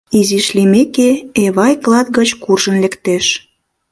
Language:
Mari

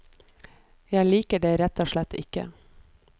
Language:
Norwegian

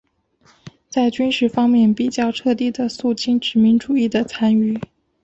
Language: Chinese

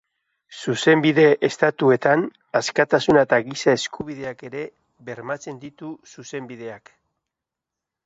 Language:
Basque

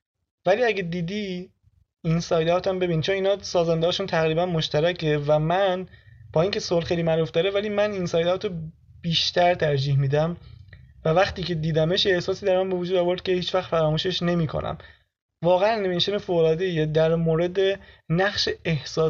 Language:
Persian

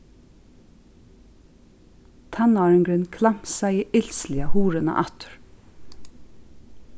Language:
Faroese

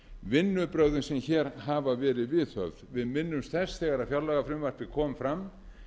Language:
Icelandic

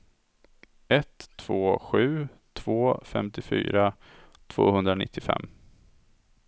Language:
Swedish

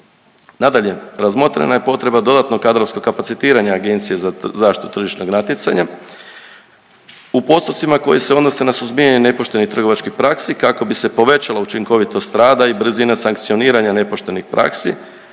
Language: Croatian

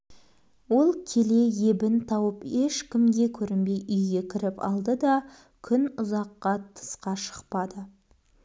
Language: Kazakh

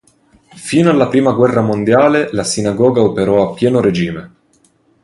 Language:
Italian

